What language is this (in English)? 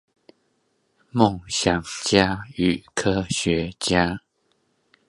Chinese